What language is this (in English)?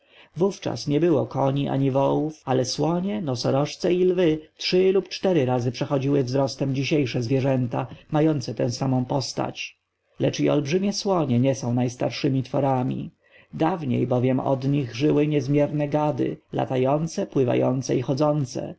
Polish